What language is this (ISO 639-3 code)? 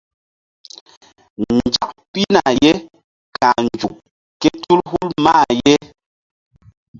mdd